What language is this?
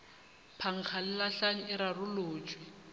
Northern Sotho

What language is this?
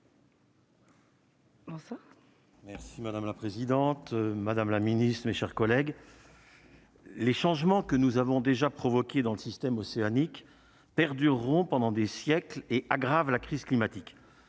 French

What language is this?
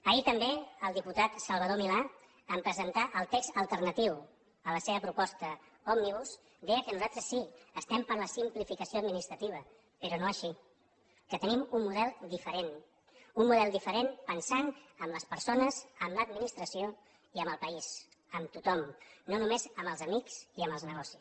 Catalan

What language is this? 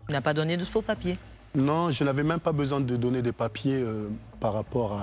French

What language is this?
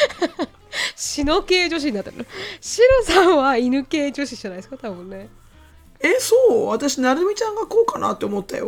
Japanese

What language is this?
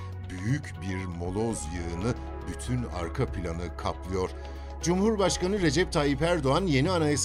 Turkish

